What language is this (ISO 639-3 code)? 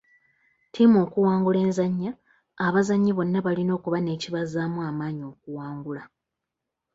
lug